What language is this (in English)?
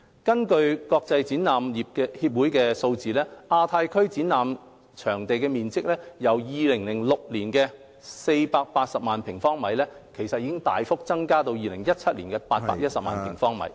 Cantonese